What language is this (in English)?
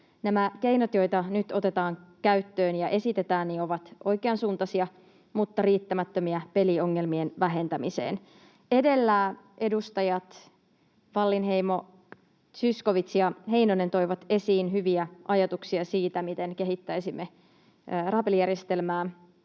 Finnish